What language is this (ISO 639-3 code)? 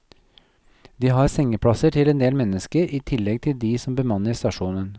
nor